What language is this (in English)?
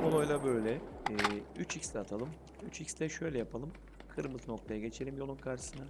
Turkish